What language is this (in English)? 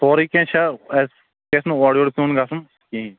Kashmiri